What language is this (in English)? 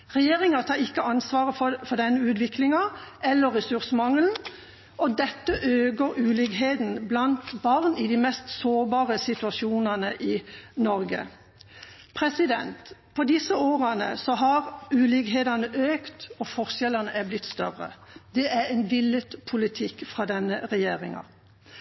Norwegian Bokmål